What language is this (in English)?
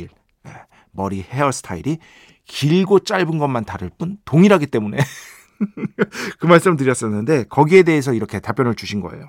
Korean